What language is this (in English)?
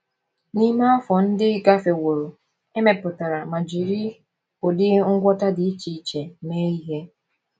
Igbo